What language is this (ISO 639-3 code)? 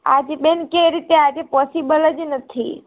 guj